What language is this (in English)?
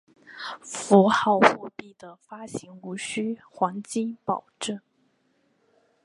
Chinese